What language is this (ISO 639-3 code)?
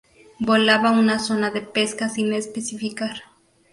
spa